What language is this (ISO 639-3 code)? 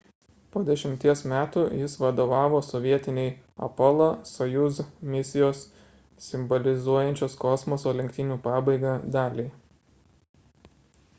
lit